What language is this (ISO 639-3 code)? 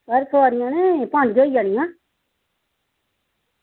doi